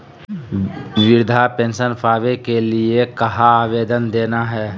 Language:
Magahi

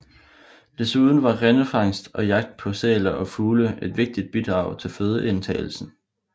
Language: Danish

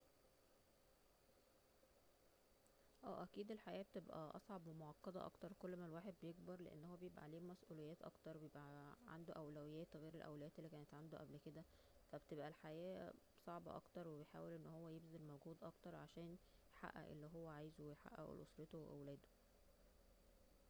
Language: Egyptian Arabic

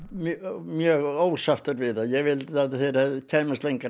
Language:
Icelandic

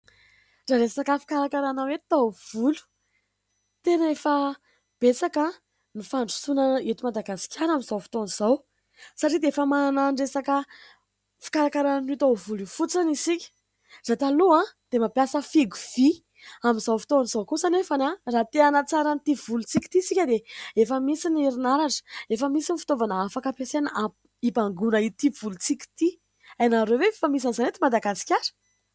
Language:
Malagasy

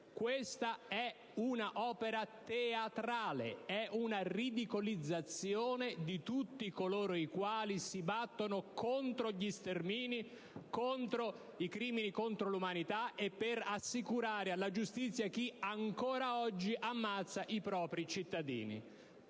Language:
Italian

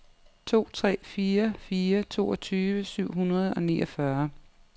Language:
Danish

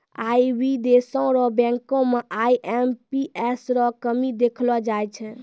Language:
Maithili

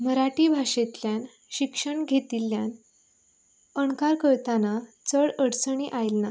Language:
Konkani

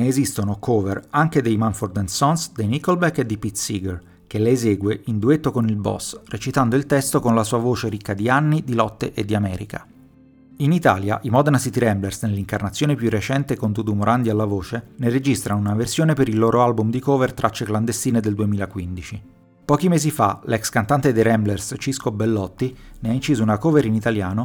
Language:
Italian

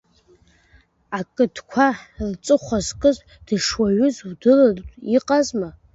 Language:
Abkhazian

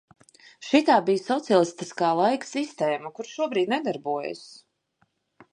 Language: Latvian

